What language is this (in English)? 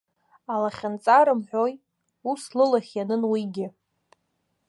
Abkhazian